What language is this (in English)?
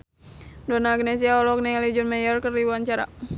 Sundanese